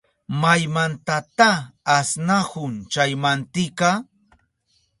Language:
Southern Pastaza Quechua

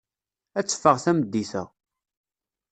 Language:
Kabyle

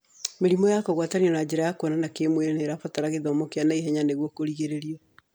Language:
Kikuyu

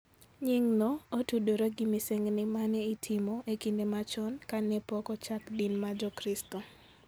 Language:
Luo (Kenya and Tanzania)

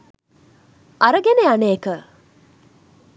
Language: Sinhala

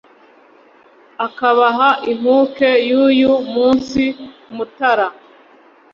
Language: Kinyarwanda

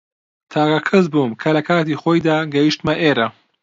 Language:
Central Kurdish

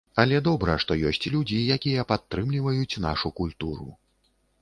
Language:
Belarusian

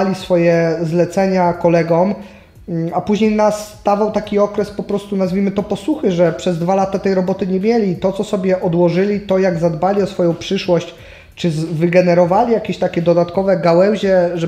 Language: Polish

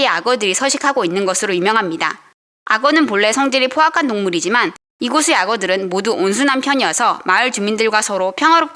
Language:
Korean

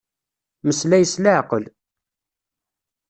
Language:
Kabyle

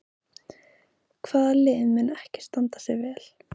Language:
Icelandic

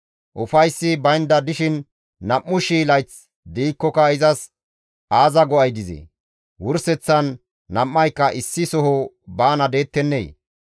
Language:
Gamo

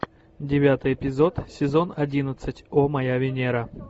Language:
Russian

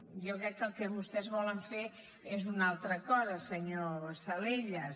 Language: Catalan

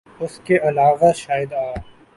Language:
Urdu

